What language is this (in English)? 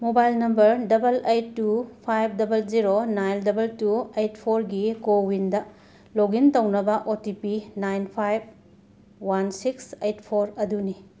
Manipuri